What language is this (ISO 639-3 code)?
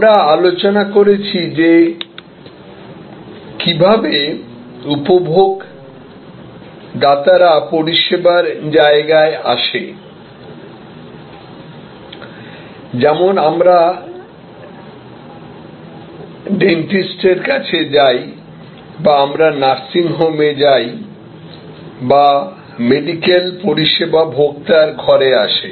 ben